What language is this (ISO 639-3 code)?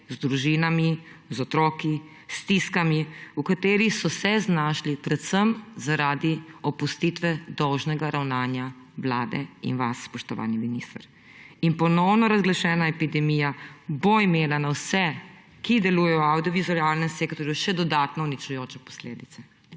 slv